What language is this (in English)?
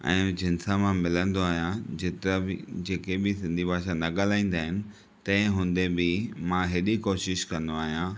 Sindhi